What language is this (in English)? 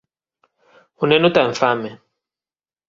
Galician